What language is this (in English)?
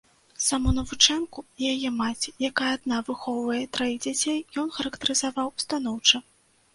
Belarusian